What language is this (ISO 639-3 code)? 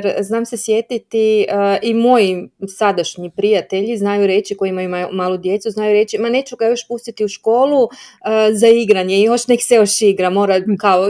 hrv